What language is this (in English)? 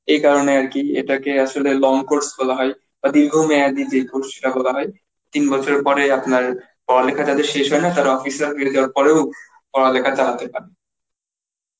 Bangla